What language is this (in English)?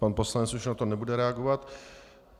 Czech